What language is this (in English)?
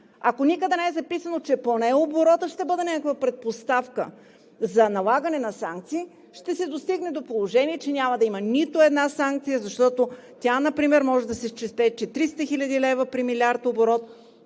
Bulgarian